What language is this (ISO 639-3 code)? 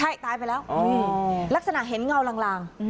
tha